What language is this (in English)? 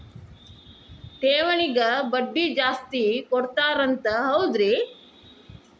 Kannada